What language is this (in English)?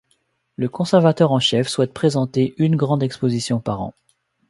French